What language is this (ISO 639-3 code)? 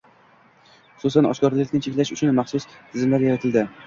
uzb